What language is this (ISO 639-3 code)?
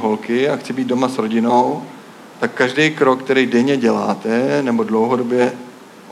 ces